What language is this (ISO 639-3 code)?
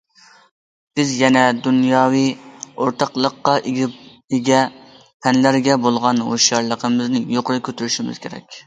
uig